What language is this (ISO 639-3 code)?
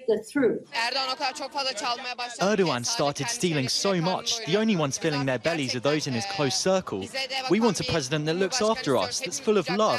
ell